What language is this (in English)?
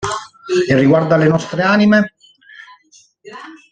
Italian